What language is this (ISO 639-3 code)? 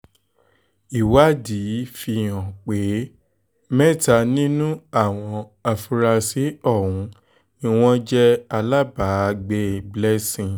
yor